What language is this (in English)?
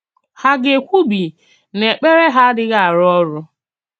Igbo